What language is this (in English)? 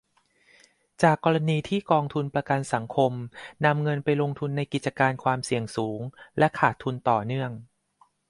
Thai